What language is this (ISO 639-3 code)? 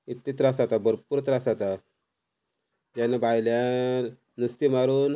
kok